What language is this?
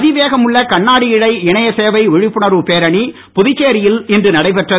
Tamil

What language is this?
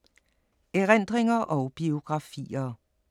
Danish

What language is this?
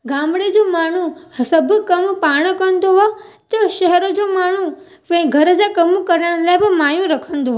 Sindhi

